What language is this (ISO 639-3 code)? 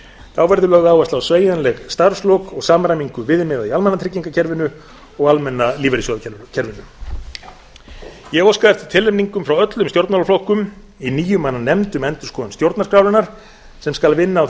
isl